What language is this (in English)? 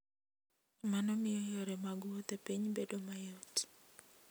Luo (Kenya and Tanzania)